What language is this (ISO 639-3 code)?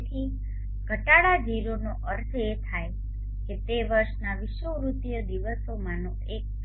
guj